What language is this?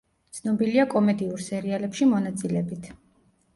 Georgian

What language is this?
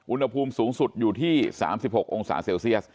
Thai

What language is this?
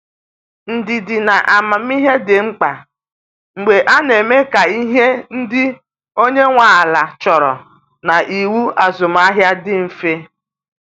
Igbo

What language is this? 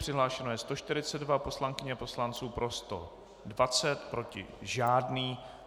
Czech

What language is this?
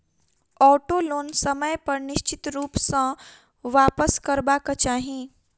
Maithili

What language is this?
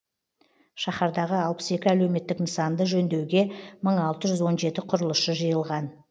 Kazakh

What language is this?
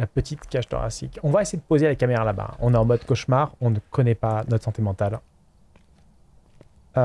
French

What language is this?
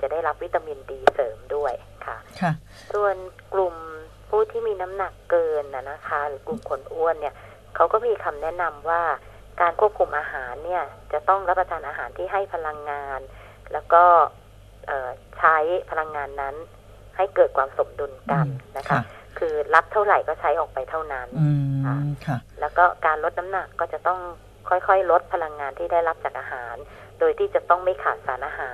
Thai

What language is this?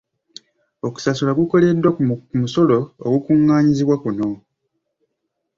Ganda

